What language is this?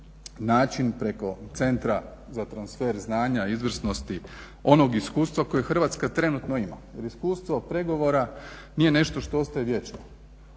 Croatian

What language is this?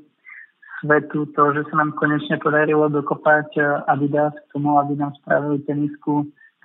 Slovak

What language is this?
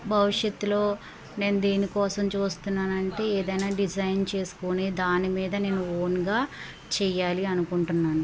Telugu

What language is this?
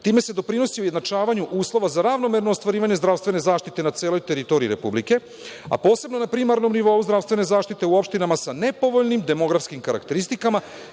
Serbian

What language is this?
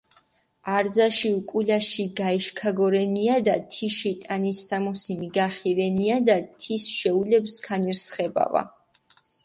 Mingrelian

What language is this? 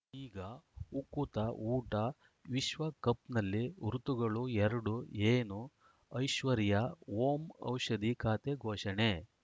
Kannada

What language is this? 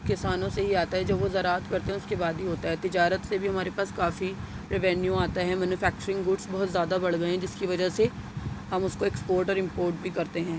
Urdu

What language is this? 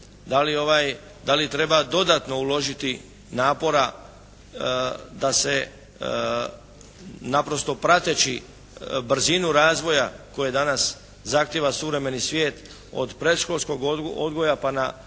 Croatian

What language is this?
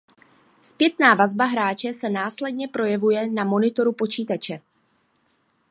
Czech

